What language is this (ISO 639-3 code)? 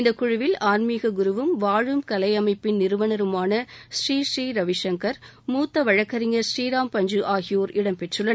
tam